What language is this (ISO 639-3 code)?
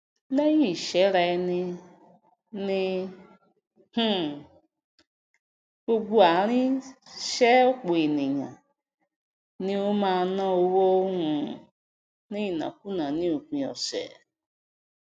yor